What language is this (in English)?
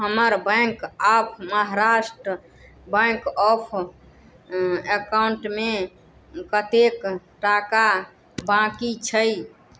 Maithili